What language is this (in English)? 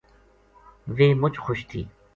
Gujari